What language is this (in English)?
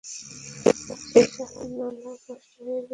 Bangla